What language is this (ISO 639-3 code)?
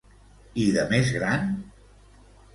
cat